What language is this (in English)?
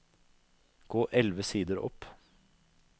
Norwegian